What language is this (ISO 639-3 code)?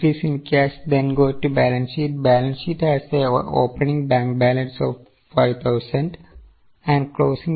mal